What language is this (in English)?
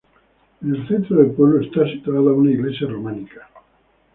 Spanish